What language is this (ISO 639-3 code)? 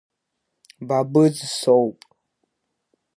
abk